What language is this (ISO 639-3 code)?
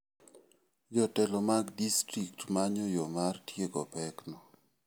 luo